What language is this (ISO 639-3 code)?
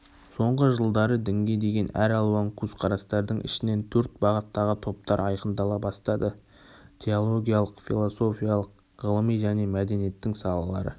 kaz